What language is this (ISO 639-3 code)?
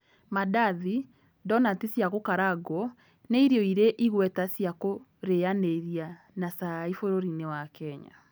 kik